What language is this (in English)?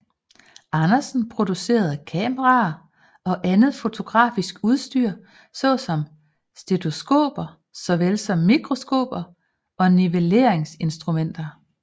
Danish